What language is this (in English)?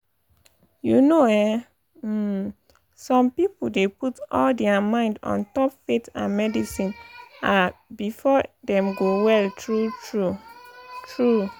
Nigerian Pidgin